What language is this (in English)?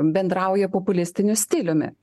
Lithuanian